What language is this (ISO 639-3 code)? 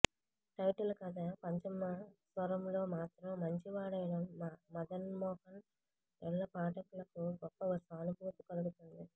tel